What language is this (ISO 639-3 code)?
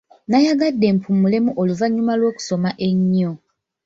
lug